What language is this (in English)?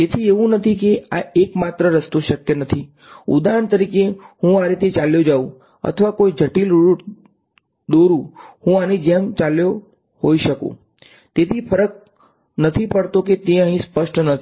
Gujarati